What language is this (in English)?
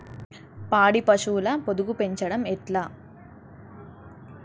Telugu